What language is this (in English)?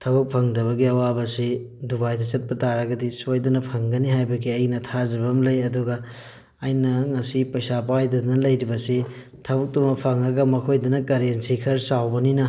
Manipuri